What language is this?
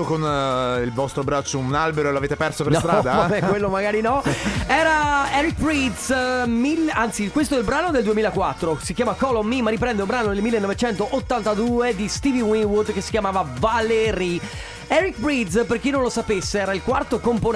Italian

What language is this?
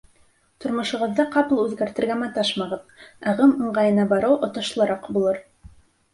Bashkir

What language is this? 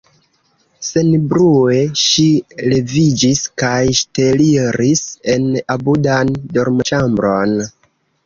Esperanto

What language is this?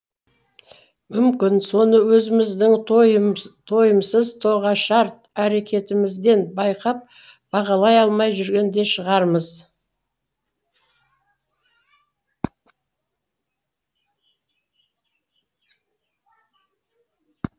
Kazakh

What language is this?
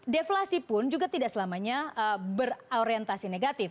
Indonesian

